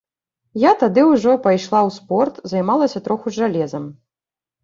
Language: Belarusian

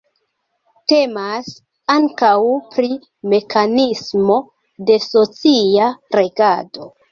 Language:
Esperanto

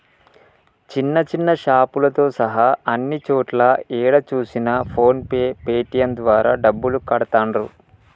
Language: Telugu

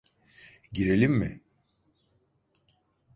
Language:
Turkish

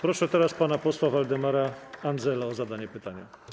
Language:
Polish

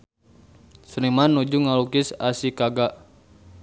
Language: Sundanese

